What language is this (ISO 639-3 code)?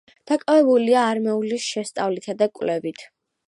kat